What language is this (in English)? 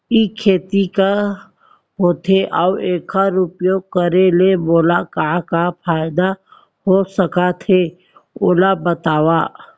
Chhattisgarhi